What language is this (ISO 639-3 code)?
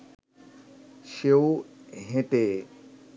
ben